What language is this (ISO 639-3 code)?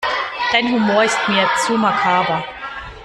deu